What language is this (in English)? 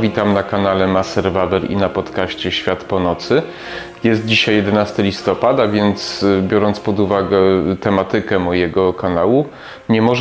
Polish